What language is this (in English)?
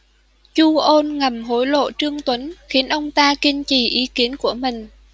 Vietnamese